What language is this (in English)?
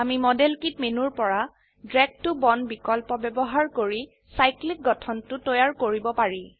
Assamese